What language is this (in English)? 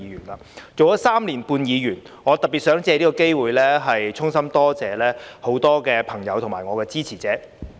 Cantonese